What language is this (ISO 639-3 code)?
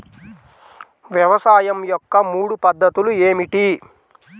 tel